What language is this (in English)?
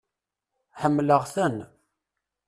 Kabyle